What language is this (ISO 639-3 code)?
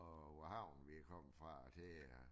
dan